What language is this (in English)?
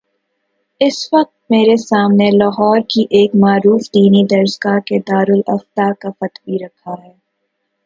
Urdu